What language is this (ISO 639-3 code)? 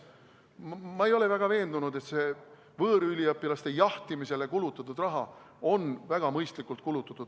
est